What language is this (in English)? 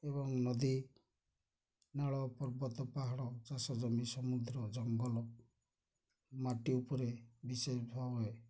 Odia